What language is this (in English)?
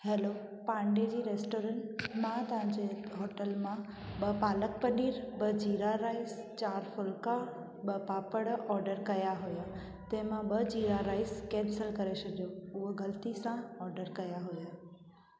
Sindhi